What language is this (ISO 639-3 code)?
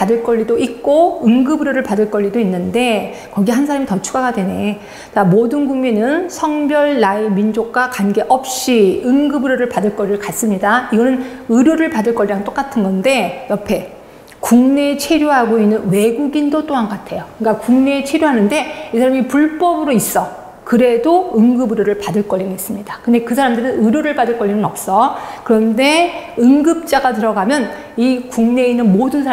kor